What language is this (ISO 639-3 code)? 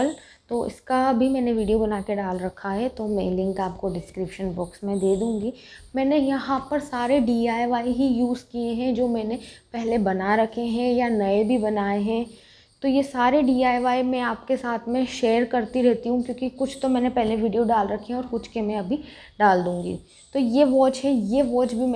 hin